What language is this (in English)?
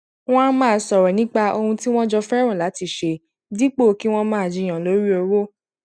Yoruba